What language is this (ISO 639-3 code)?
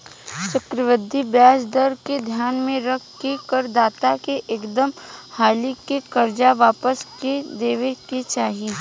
bho